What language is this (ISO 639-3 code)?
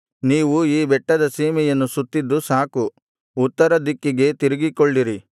kan